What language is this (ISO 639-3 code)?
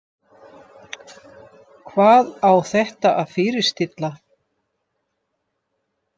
isl